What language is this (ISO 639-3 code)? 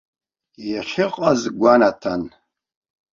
abk